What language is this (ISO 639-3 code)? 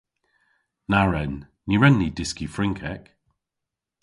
cor